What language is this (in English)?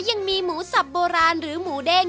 Thai